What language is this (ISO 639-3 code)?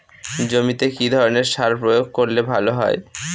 ben